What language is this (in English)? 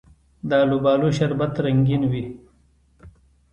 Pashto